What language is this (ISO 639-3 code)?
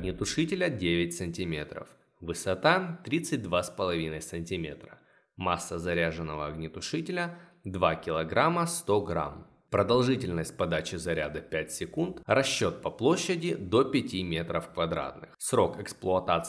rus